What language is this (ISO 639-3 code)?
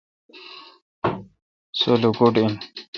xka